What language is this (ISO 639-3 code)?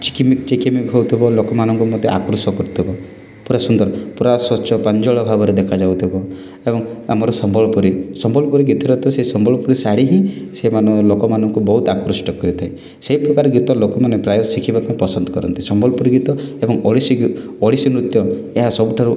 ori